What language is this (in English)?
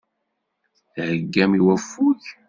Kabyle